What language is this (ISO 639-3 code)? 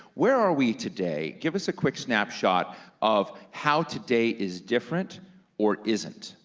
eng